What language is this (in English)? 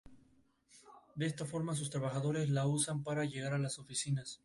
Spanish